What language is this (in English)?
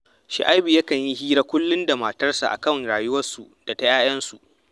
Hausa